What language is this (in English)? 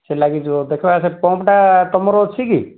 Odia